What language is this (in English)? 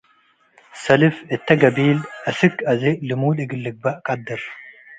Tigre